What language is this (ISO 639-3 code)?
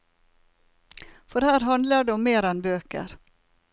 nor